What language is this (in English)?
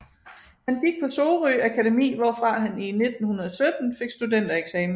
Danish